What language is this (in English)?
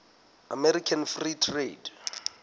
Southern Sotho